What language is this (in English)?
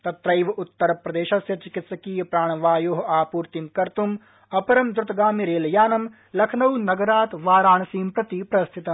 Sanskrit